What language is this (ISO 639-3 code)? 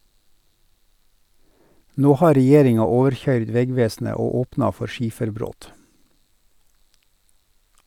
nor